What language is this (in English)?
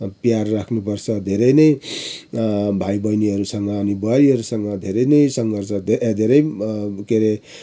Nepali